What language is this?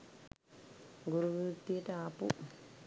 Sinhala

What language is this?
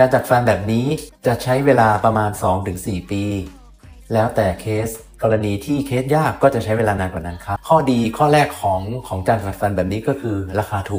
Thai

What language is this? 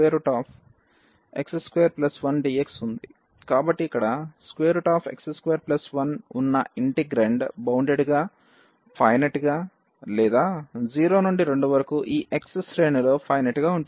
Telugu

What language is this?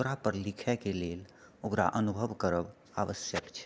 Maithili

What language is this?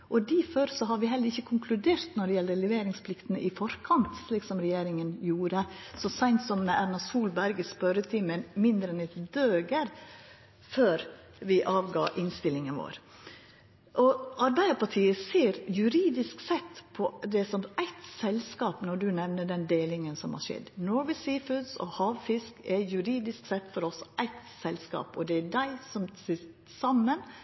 Norwegian Nynorsk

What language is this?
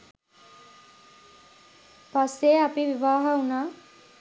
Sinhala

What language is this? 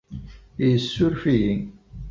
Kabyle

